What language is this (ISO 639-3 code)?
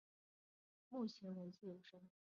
zho